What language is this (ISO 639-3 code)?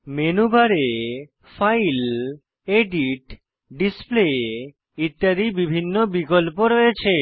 ben